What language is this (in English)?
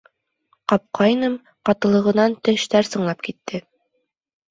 Bashkir